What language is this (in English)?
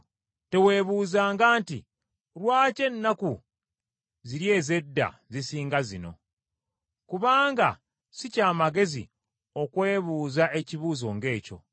Ganda